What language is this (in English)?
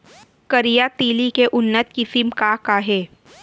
Chhattisgarhi